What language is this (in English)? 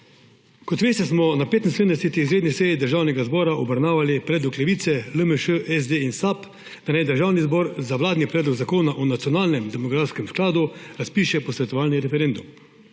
Slovenian